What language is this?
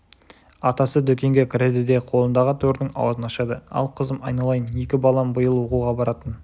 Kazakh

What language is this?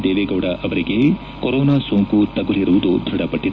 Kannada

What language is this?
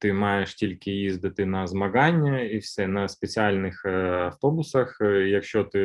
Ukrainian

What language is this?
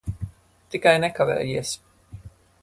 Latvian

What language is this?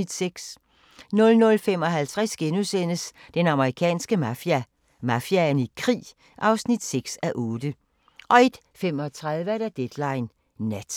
Danish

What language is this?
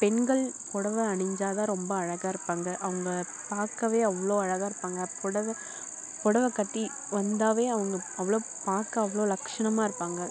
Tamil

